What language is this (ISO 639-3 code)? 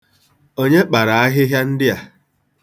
ibo